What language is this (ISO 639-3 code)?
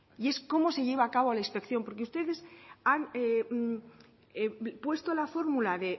spa